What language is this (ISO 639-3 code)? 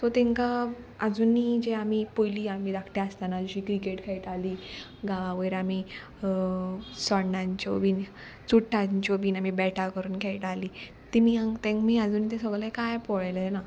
kok